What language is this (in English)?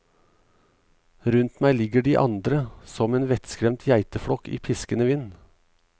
Norwegian